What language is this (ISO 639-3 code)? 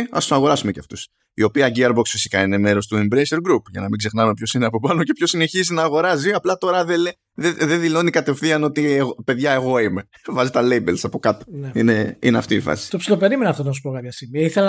ell